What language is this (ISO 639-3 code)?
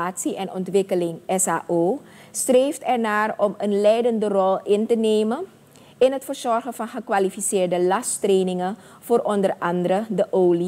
nld